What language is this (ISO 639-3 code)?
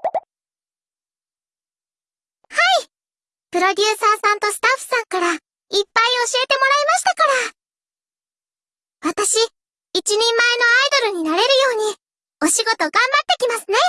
jpn